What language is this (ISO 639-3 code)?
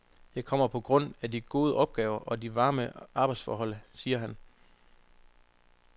dan